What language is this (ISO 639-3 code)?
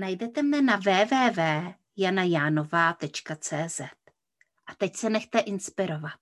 ces